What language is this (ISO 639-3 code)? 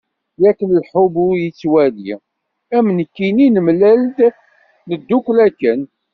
kab